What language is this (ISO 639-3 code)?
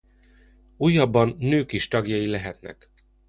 hun